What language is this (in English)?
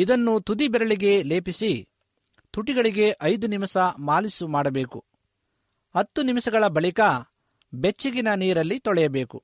Kannada